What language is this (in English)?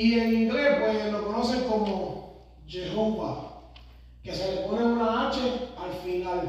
Spanish